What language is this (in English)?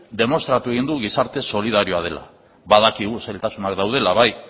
Basque